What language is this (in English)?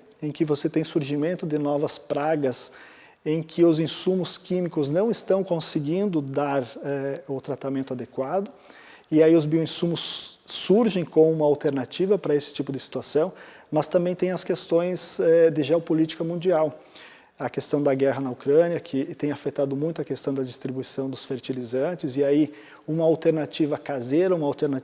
Portuguese